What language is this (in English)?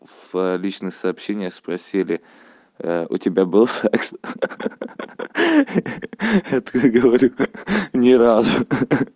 Russian